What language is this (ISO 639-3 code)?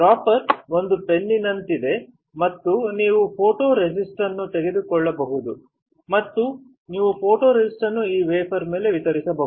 kan